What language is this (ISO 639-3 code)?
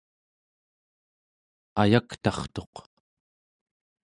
esu